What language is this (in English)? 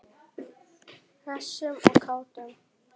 Icelandic